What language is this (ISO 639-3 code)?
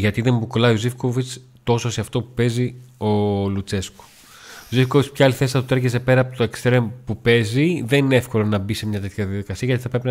ell